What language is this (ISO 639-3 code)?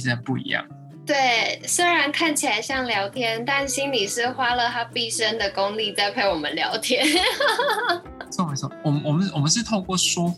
zho